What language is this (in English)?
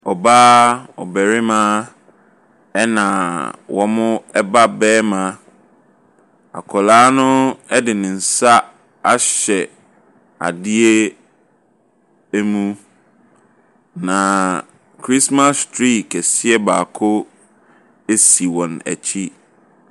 Akan